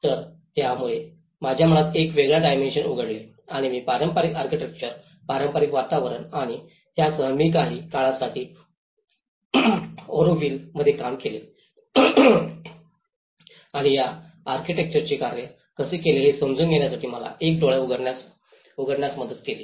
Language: Marathi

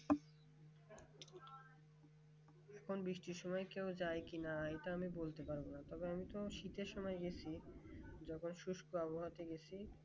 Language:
Bangla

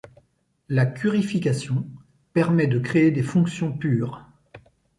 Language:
French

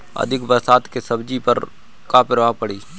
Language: Bhojpuri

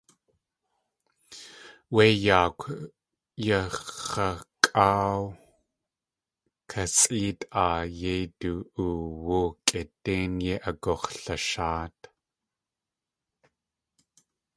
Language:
Tlingit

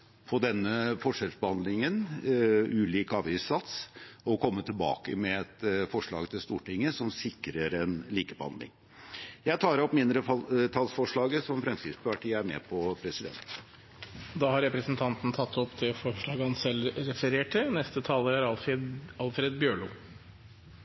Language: Norwegian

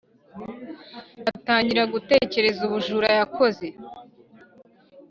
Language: Kinyarwanda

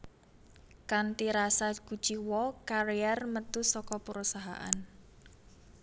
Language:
Javanese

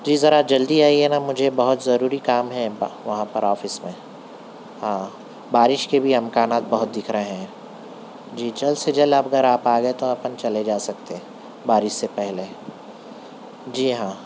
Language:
Urdu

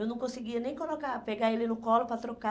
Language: Portuguese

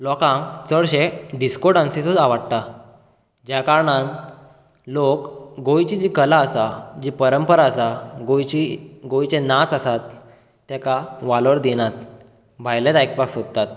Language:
Konkani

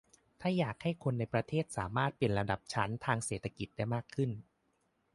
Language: Thai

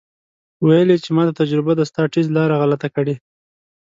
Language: Pashto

